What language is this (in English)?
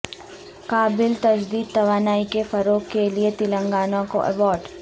Urdu